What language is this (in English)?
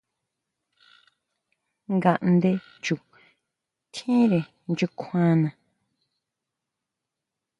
Huautla Mazatec